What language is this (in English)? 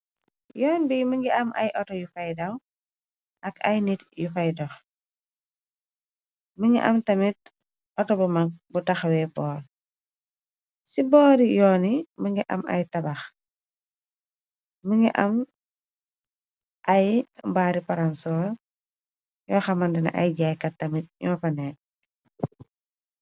Wolof